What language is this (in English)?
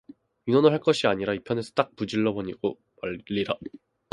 Korean